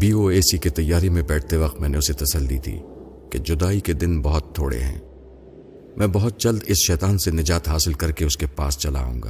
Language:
Urdu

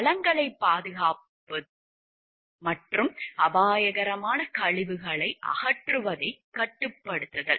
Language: Tamil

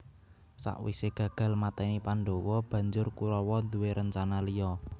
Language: Javanese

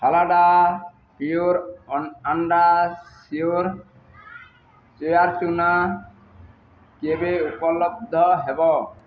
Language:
Odia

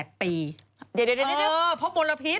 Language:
Thai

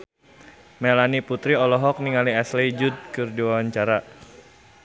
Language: Sundanese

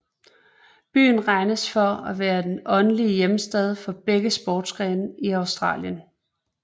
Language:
Danish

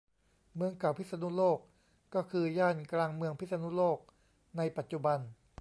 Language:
Thai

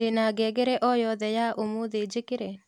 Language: Kikuyu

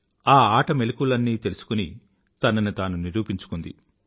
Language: Telugu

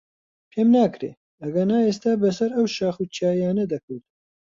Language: Central Kurdish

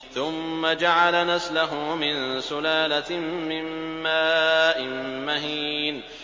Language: Arabic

